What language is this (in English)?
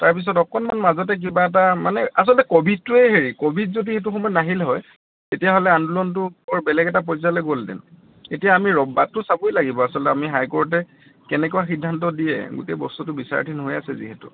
Assamese